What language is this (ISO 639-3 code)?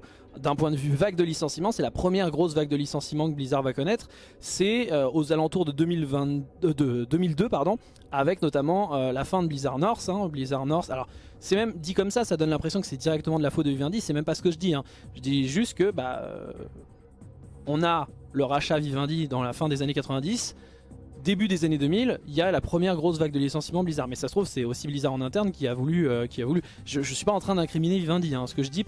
fra